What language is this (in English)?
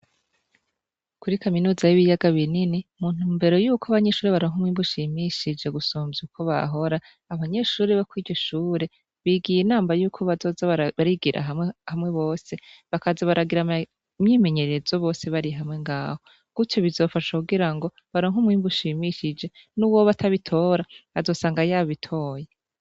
Rundi